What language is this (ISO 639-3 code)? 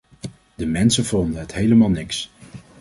nld